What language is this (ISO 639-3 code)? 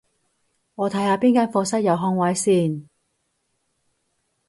yue